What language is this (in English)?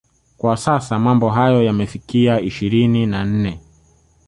Swahili